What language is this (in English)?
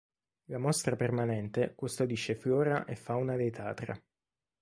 Italian